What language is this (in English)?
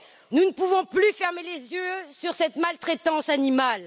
French